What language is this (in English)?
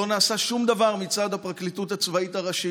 Hebrew